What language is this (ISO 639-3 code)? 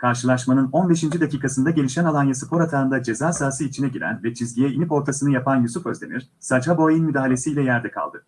tur